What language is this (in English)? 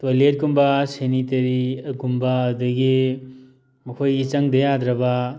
Manipuri